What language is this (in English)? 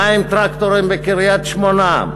Hebrew